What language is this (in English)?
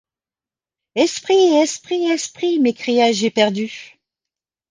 French